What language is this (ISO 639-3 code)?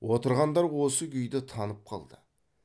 kaz